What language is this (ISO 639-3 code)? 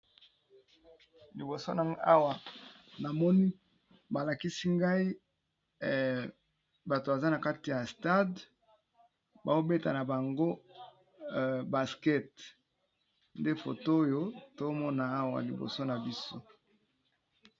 lin